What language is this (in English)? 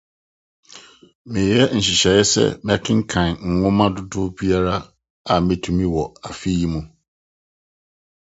Akan